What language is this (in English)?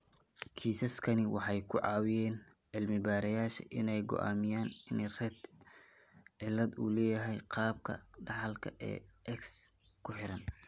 Somali